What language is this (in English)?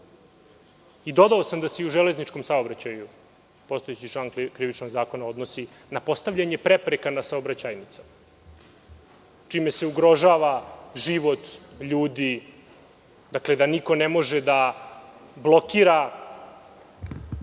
Serbian